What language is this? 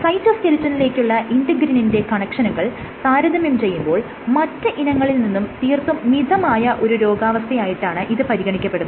Malayalam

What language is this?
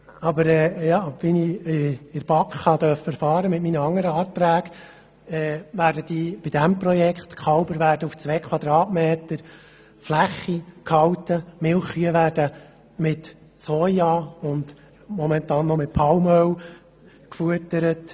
Swiss German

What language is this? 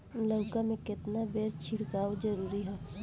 Bhojpuri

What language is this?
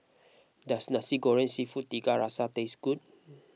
English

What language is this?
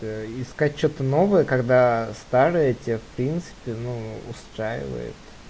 Russian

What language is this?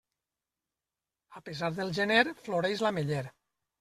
Catalan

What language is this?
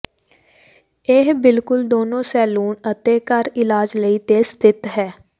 Punjabi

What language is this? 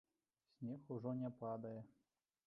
Belarusian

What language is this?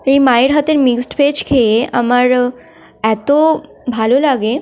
Bangla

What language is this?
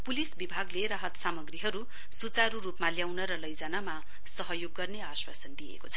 Nepali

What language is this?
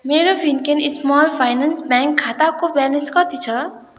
Nepali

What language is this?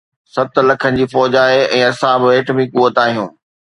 Sindhi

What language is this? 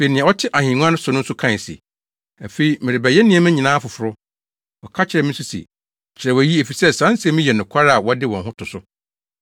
Akan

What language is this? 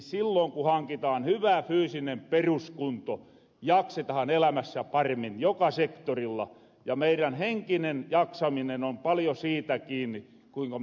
Finnish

